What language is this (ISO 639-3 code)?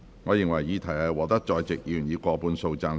yue